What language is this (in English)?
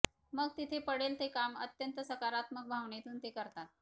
Marathi